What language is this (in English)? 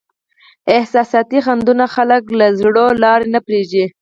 Pashto